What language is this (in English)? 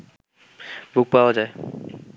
Bangla